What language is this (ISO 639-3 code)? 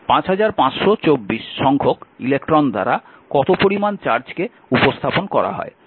ben